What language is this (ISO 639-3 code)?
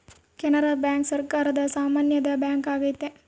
kan